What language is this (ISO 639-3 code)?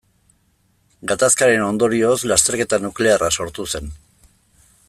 eus